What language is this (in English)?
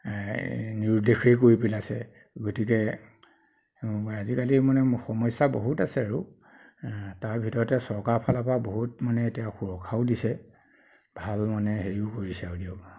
Assamese